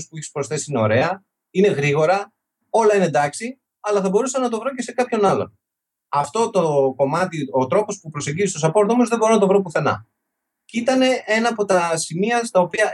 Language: Greek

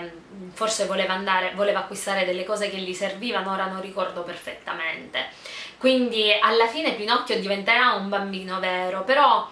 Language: Italian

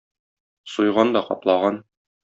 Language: Tatar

